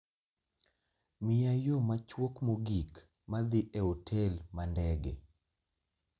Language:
Luo (Kenya and Tanzania)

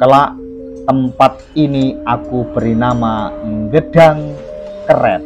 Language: Indonesian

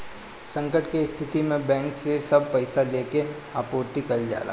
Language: Bhojpuri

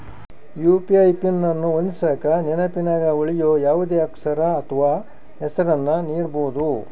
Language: Kannada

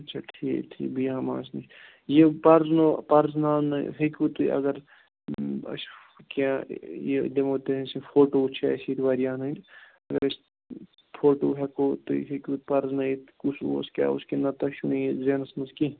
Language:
Kashmiri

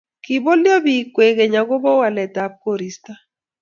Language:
Kalenjin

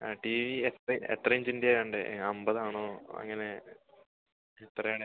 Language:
Malayalam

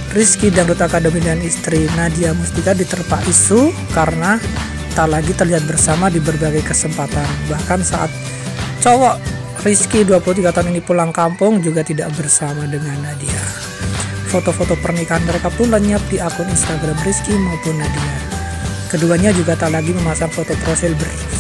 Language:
Indonesian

